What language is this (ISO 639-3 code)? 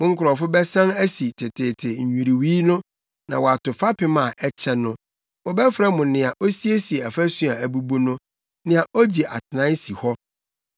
aka